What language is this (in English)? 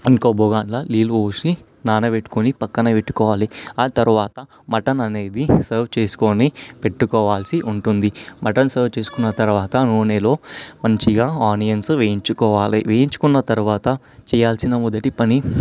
Telugu